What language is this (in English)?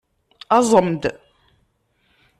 Kabyle